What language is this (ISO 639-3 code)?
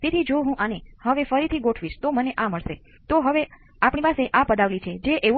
guj